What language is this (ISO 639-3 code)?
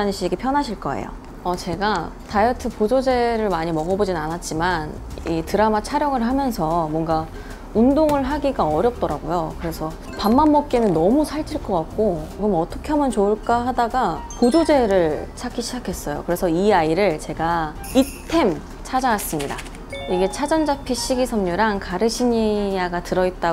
kor